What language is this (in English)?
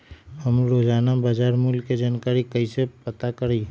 Magahi